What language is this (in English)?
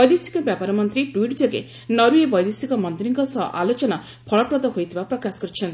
Odia